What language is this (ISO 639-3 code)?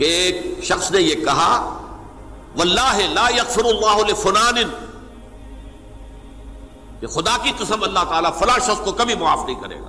urd